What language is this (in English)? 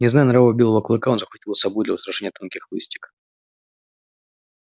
Russian